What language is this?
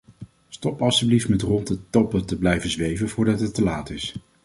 Dutch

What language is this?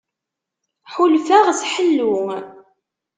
Kabyle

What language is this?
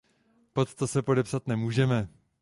Czech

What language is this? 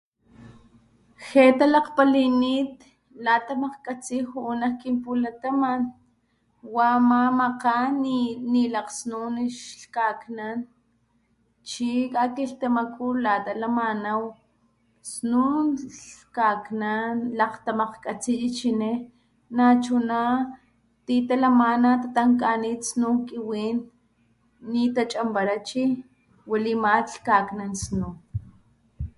Papantla Totonac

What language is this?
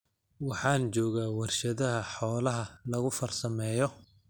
Somali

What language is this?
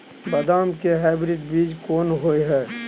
Maithili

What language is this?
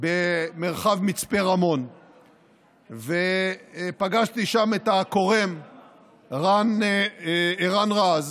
Hebrew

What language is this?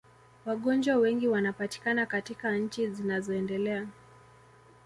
Swahili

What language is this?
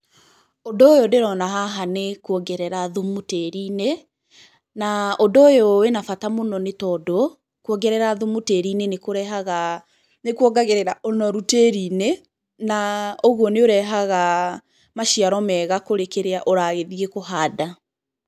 Kikuyu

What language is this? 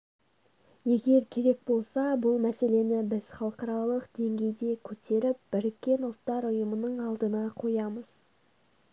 Kazakh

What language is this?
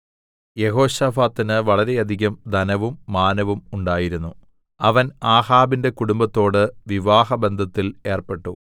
Malayalam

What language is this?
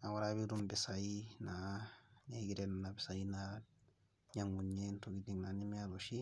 Masai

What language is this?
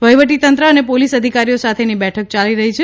Gujarati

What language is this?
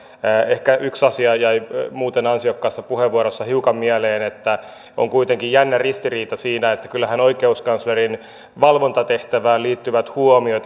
Finnish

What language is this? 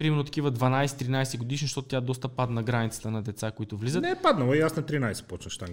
Bulgarian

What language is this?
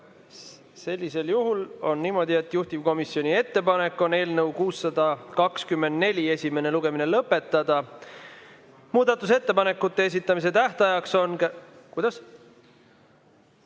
Estonian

